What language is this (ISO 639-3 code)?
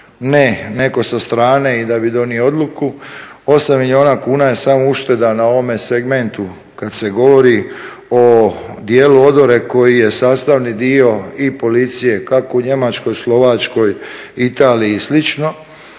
hrv